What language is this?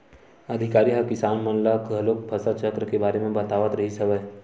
Chhattisgarhi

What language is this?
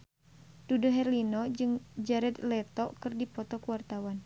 Sundanese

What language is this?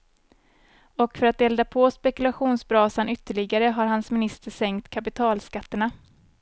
Swedish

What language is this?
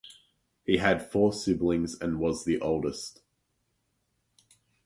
English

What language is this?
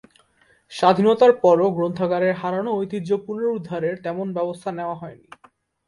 Bangla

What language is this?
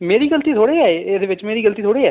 Dogri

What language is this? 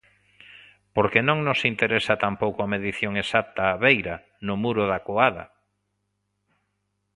Galician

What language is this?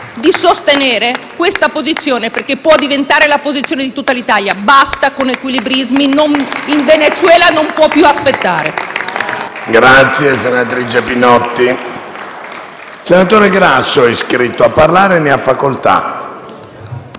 Italian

